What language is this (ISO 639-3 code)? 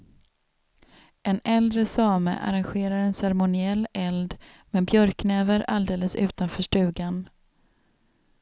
swe